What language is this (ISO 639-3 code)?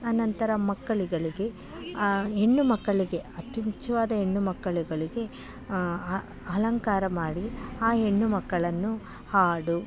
kan